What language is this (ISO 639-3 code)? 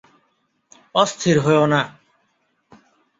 ben